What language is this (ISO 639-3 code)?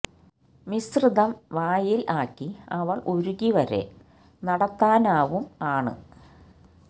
mal